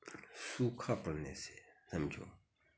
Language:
Hindi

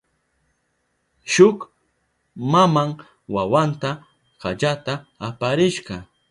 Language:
Southern Pastaza Quechua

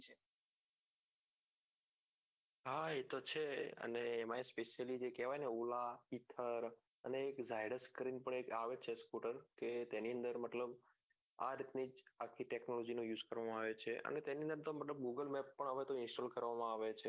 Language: Gujarati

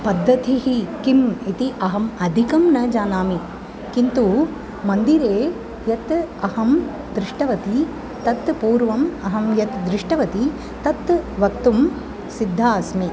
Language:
Sanskrit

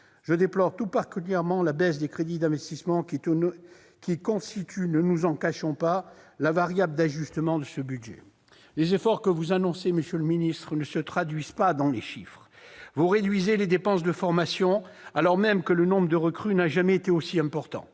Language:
French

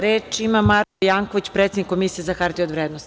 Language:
Serbian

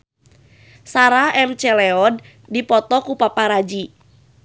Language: Sundanese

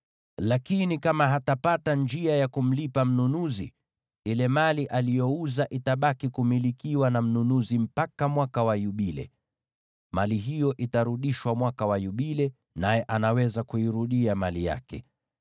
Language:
Swahili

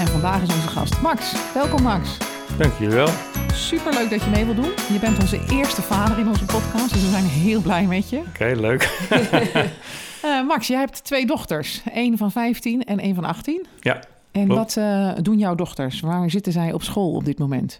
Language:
Dutch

